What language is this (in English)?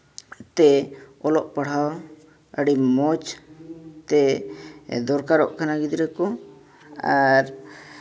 Santali